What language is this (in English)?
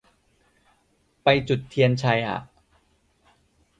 Thai